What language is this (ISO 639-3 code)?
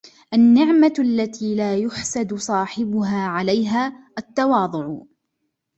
ara